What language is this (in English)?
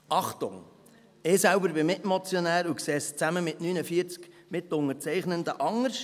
Swiss German